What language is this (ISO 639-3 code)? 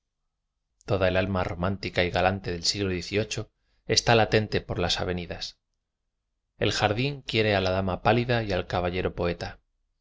spa